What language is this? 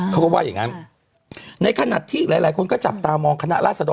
Thai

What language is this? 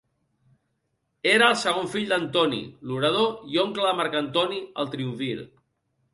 Catalan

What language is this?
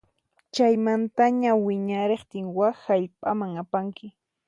Puno Quechua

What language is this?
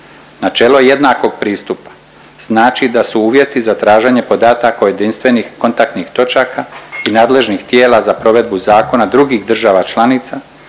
Croatian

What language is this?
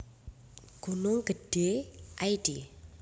Javanese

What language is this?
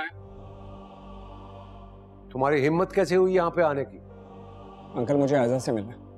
Hindi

